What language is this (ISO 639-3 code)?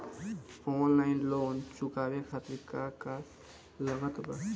bho